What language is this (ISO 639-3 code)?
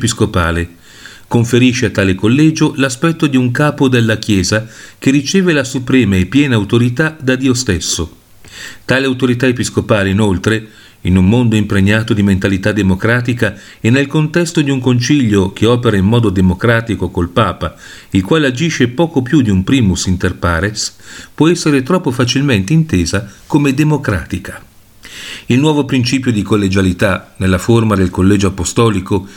ita